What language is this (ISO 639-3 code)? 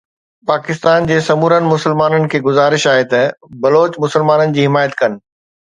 snd